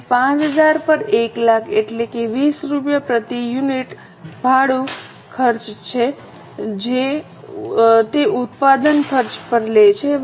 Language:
Gujarati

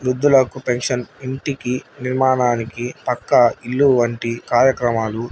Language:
Telugu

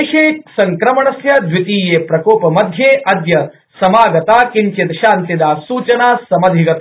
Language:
Sanskrit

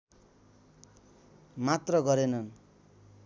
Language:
Nepali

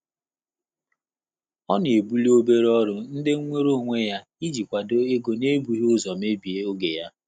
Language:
Igbo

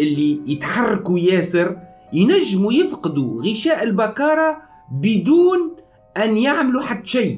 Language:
Arabic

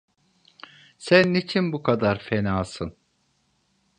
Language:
Turkish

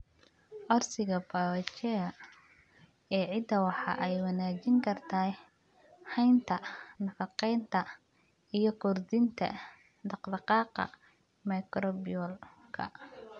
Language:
Somali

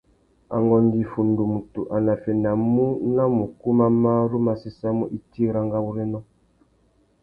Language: Tuki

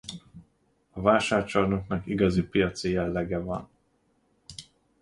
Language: Hungarian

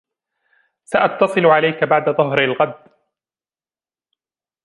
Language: Arabic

